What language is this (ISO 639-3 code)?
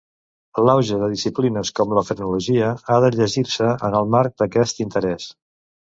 cat